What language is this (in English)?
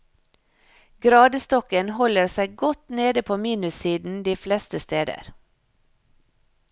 Norwegian